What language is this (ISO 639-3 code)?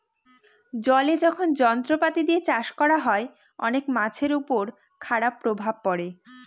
ben